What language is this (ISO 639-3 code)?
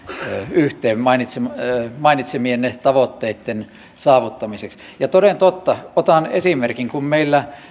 fin